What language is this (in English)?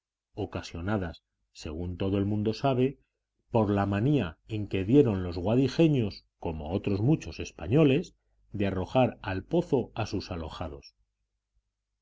Spanish